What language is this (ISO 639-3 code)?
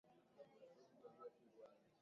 swa